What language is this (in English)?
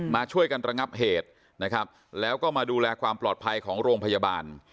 Thai